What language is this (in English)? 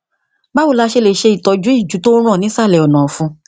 Yoruba